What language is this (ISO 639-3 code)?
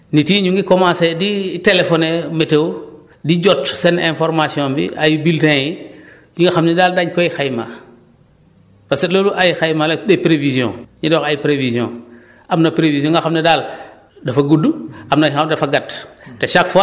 wol